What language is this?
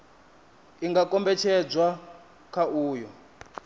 Venda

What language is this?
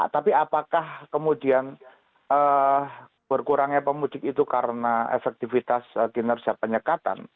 Indonesian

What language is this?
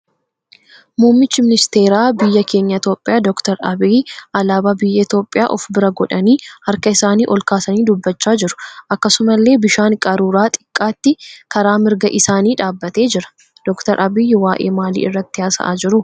Oromo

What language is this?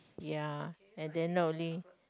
English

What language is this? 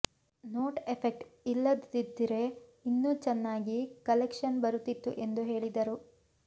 Kannada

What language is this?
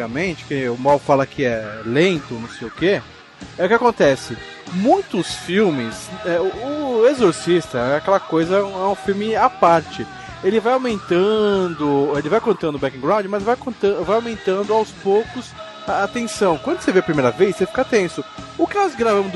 Portuguese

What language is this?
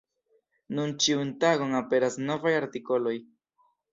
Esperanto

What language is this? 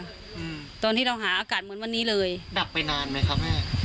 Thai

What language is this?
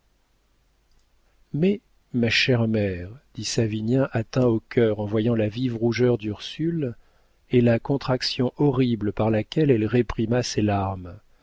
French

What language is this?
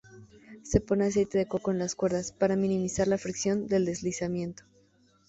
Spanish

